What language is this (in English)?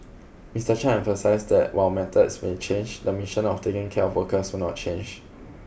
English